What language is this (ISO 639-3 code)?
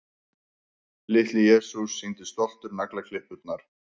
isl